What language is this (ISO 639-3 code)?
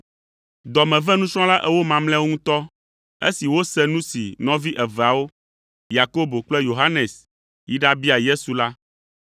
ewe